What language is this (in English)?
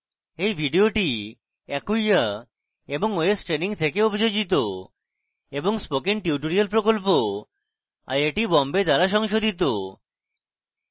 Bangla